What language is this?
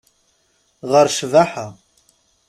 Kabyle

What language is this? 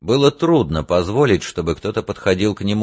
Russian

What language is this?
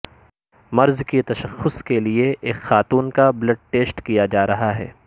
Urdu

